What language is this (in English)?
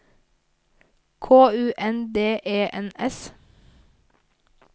Norwegian